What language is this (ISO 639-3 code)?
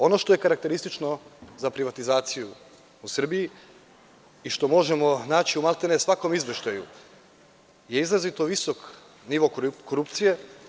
srp